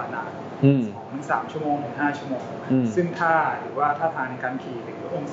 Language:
Thai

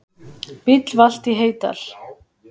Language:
Icelandic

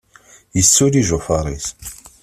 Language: Kabyle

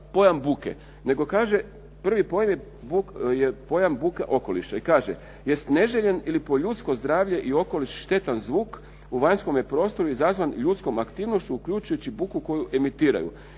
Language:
Croatian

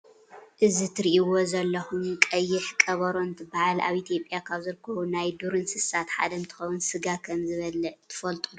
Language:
Tigrinya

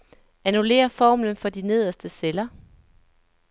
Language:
Danish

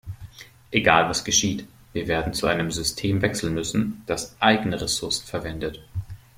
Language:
German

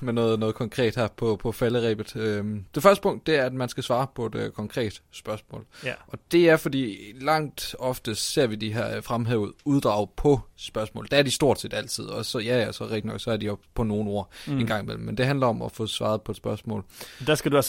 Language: Danish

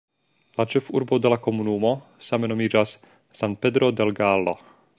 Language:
Esperanto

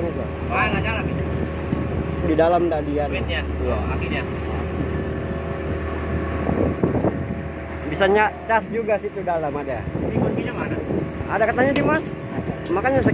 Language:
Indonesian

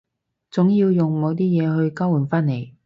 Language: Cantonese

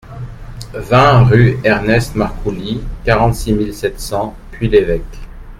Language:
French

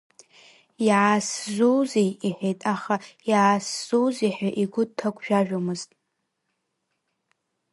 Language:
Abkhazian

